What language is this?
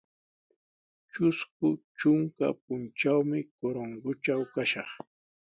Sihuas Ancash Quechua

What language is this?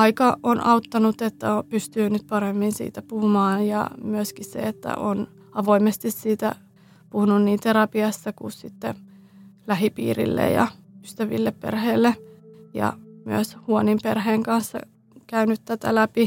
Finnish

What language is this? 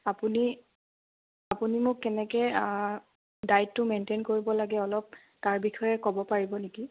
Assamese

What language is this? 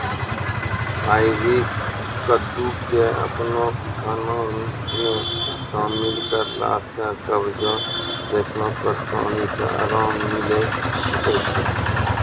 Maithili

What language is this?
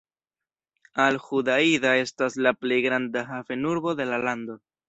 Esperanto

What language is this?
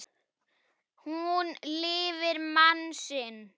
Icelandic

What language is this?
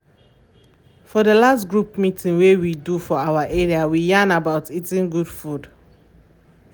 Nigerian Pidgin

